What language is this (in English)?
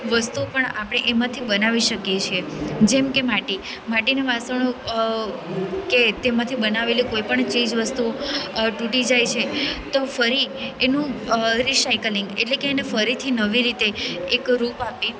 Gujarati